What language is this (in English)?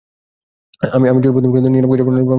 Bangla